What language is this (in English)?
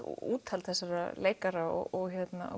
Icelandic